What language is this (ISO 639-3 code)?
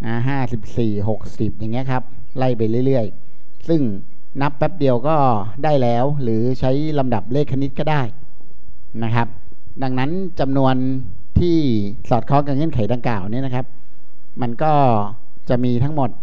tha